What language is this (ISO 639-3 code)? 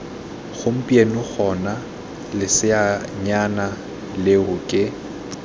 tsn